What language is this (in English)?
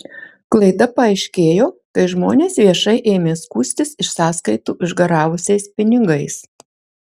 Lithuanian